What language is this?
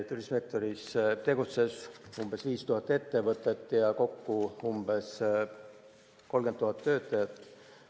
Estonian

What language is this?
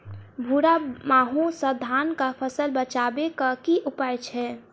Maithili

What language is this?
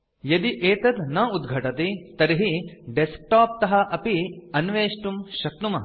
Sanskrit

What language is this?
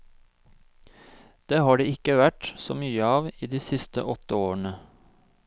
Norwegian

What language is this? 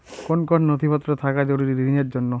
Bangla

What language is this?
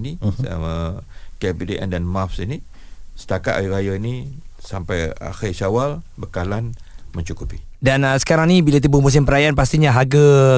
Malay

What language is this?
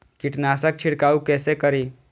Maithili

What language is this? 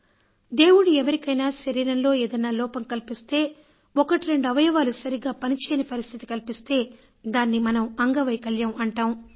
Telugu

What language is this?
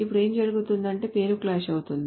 Telugu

